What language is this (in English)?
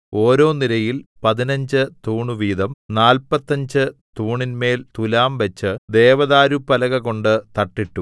Malayalam